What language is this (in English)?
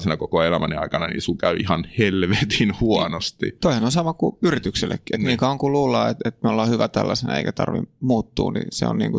Finnish